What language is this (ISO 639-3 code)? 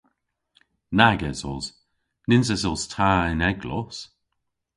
cor